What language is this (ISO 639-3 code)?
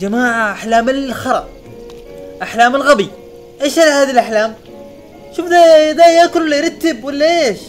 ara